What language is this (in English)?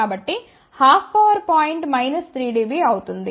Telugu